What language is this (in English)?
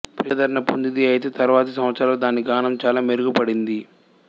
Telugu